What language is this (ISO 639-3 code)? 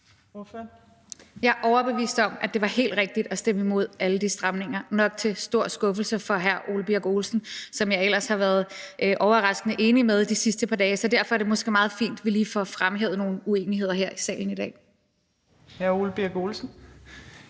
dan